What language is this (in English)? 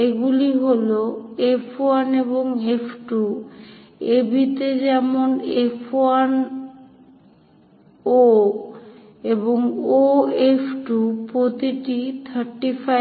Bangla